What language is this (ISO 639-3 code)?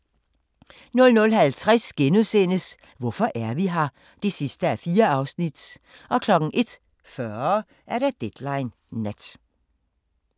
dan